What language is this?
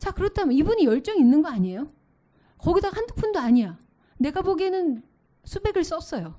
Korean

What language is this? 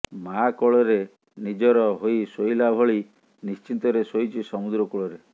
Odia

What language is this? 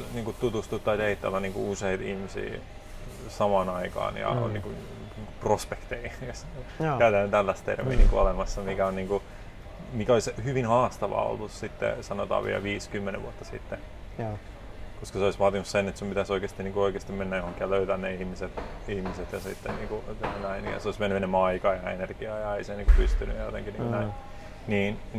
Finnish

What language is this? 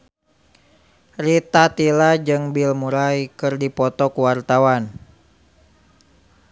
Sundanese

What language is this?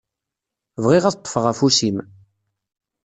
Kabyle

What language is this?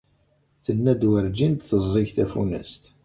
Kabyle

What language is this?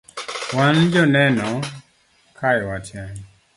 Luo (Kenya and Tanzania)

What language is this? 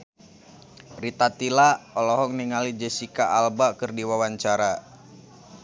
Sundanese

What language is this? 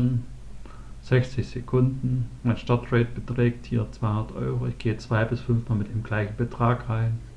German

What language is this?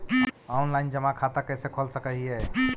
Magahi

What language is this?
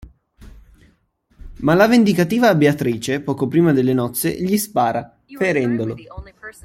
Italian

